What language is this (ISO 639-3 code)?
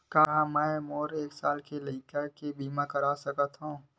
hne